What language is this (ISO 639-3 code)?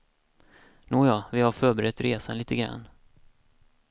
swe